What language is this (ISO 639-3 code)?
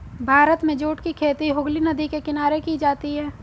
hin